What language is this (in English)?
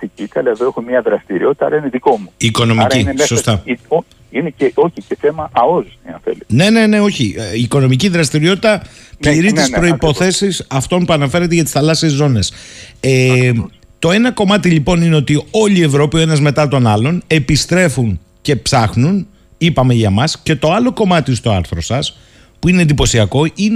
Greek